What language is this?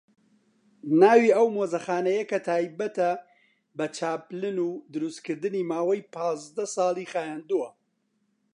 Central Kurdish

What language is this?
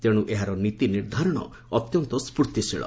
Odia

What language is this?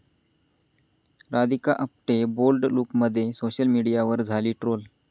Marathi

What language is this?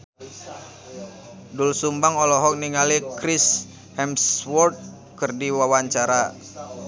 Sundanese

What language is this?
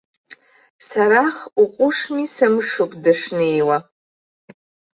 Abkhazian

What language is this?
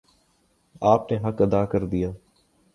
Urdu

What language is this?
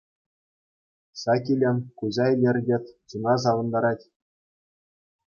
Chuvash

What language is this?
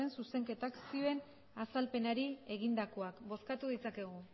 Basque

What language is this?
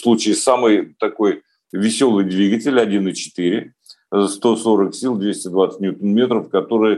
Russian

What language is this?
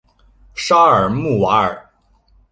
Chinese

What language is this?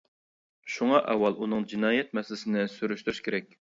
Uyghur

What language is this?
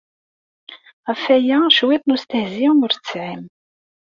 Kabyle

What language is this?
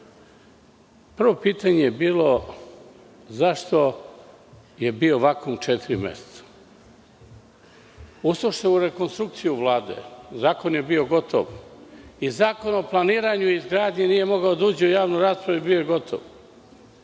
Serbian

